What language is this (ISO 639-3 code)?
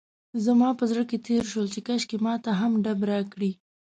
pus